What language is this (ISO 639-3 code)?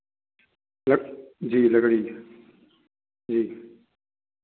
hin